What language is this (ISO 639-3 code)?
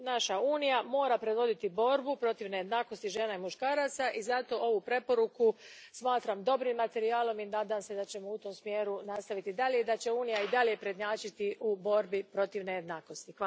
hrv